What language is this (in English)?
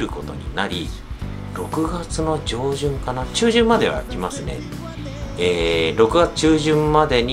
Japanese